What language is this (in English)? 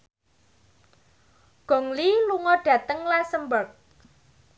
Javanese